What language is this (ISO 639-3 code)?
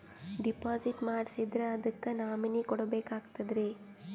kan